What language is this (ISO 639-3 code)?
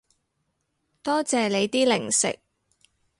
yue